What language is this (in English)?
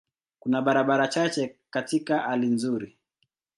Swahili